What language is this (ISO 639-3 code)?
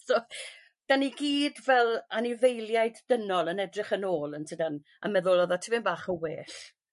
cym